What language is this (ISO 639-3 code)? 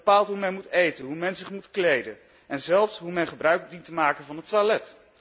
nld